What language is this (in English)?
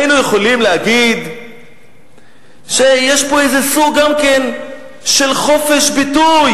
Hebrew